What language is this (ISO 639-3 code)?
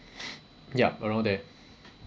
eng